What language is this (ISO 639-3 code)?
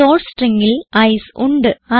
mal